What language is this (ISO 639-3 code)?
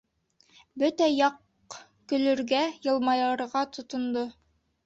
bak